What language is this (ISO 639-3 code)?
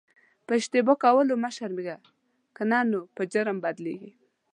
pus